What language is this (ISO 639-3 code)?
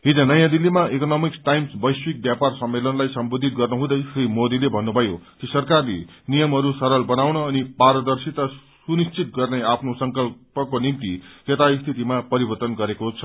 nep